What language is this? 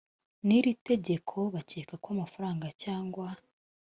Kinyarwanda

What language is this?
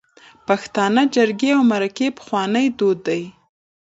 Pashto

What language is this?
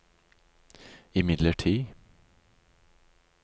Norwegian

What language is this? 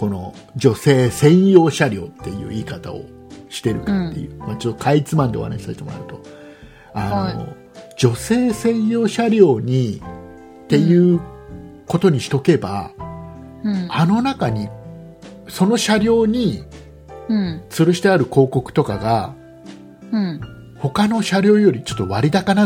Japanese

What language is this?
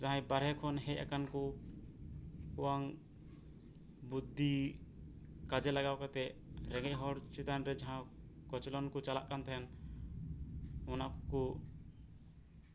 Santali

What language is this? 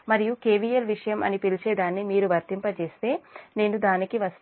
Telugu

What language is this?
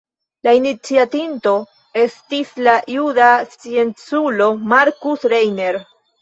Esperanto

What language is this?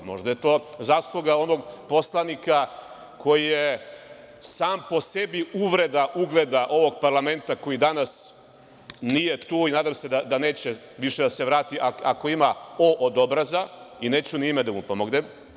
Serbian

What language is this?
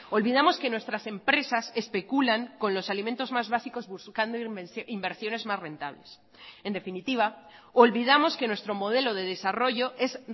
Spanish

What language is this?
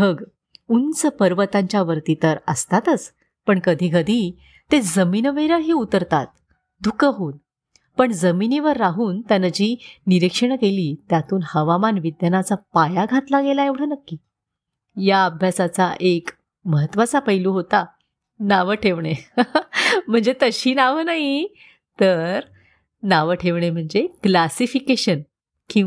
Marathi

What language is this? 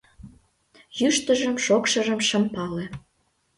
Mari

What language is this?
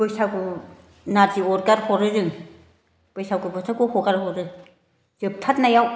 Bodo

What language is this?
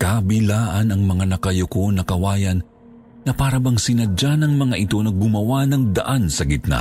Filipino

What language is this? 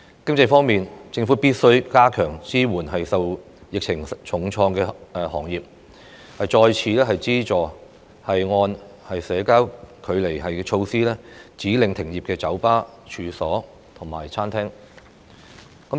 Cantonese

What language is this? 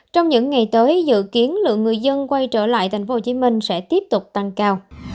Vietnamese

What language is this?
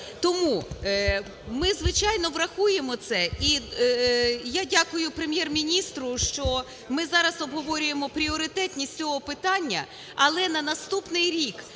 Ukrainian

